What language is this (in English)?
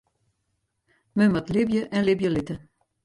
Western Frisian